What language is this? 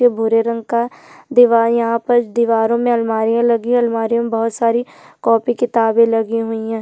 Hindi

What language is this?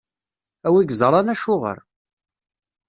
Kabyle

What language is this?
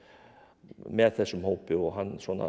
Icelandic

